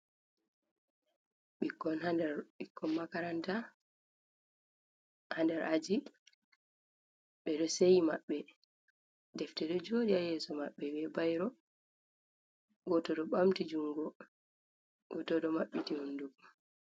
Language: Fula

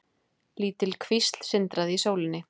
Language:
Icelandic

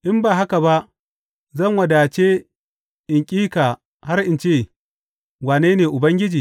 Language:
Hausa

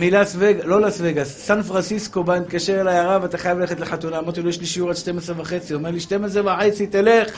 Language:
Hebrew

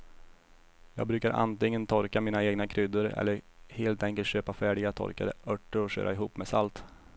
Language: Swedish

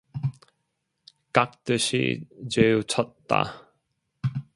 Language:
Korean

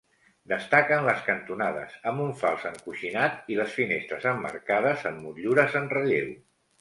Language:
Catalan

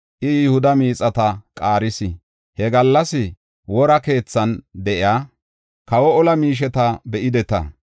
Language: Gofa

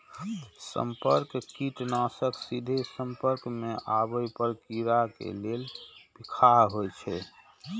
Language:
Maithili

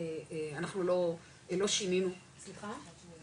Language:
Hebrew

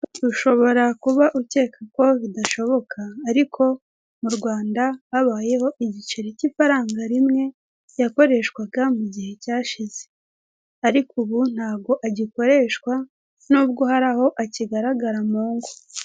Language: Kinyarwanda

